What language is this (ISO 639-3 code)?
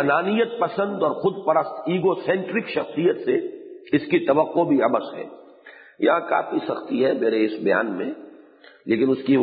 urd